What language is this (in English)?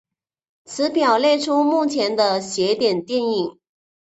Chinese